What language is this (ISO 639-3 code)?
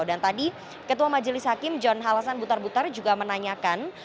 ind